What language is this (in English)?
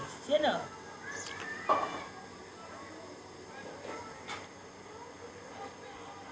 Maithili